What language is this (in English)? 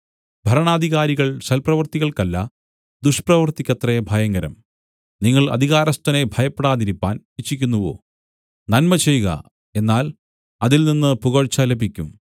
Malayalam